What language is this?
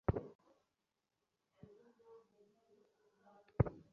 Bangla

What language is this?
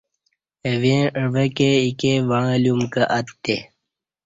Kati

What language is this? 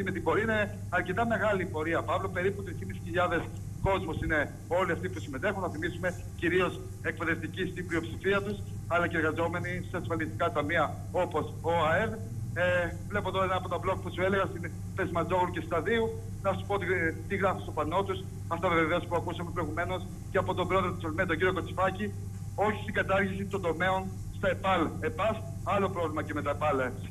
Greek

